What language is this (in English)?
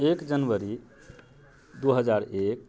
Maithili